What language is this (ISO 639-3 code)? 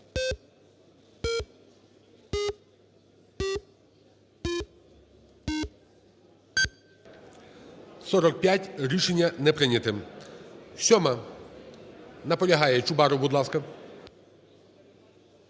ukr